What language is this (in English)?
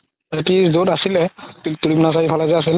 Assamese